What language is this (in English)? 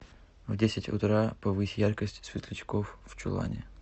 Russian